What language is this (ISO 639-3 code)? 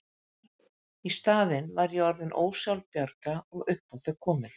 isl